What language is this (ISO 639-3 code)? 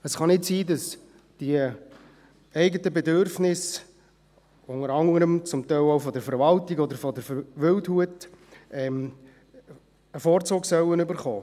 gsw